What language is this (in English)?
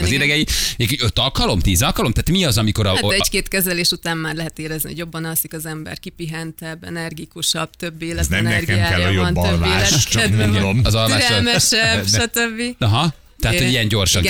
Hungarian